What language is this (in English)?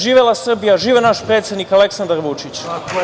Serbian